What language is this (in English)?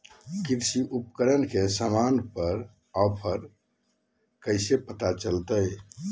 Magahi